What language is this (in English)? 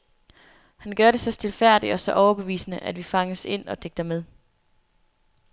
Danish